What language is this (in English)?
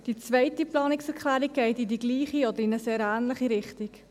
Swiss German